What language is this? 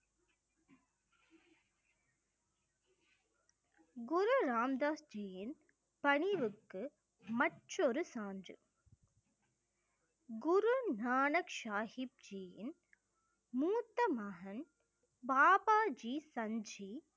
Tamil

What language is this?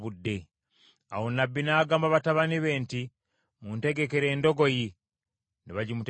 Ganda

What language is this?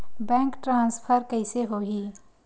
Chhattisgarhi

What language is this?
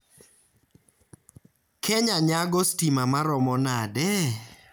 Luo (Kenya and Tanzania)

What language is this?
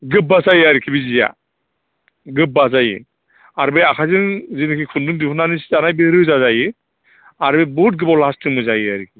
Bodo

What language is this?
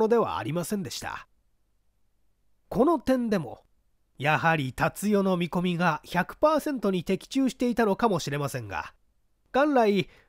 Japanese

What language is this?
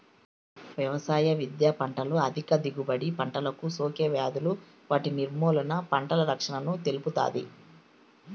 Telugu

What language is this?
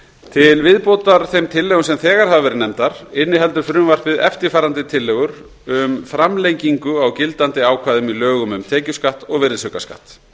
Icelandic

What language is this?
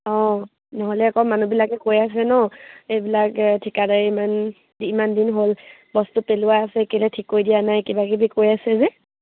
Assamese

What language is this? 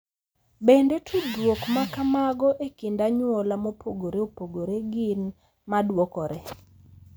Luo (Kenya and Tanzania)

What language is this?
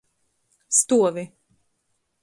Latgalian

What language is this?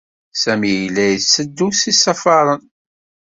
Kabyle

